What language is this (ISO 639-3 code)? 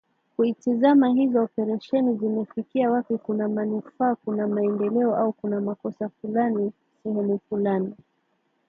swa